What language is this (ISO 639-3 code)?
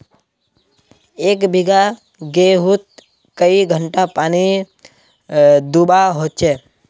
mag